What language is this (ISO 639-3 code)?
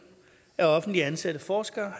dan